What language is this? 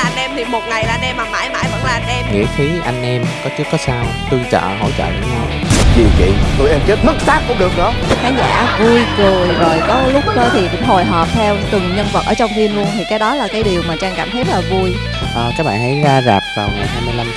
Vietnamese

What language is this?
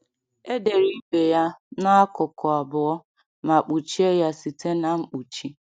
Igbo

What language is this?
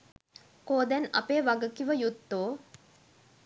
Sinhala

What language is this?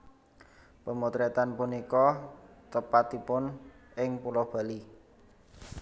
Javanese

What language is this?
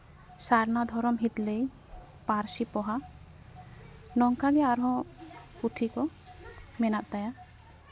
Santali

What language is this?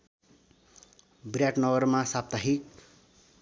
Nepali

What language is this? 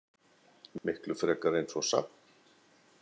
Icelandic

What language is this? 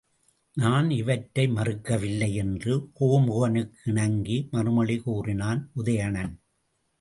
Tamil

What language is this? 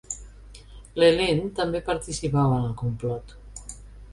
Catalan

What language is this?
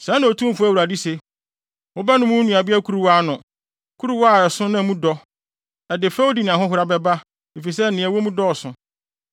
Akan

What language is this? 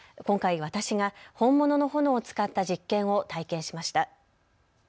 Japanese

